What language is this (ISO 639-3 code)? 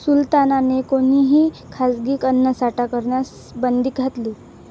mar